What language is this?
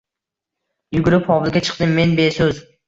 Uzbek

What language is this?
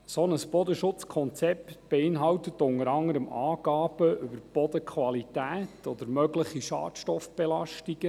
Swiss German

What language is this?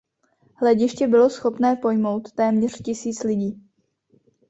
Czech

